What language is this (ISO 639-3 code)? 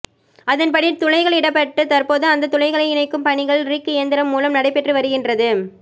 tam